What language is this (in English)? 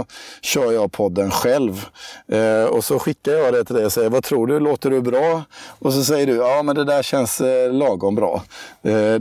Swedish